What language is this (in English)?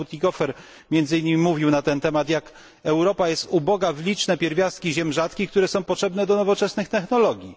Polish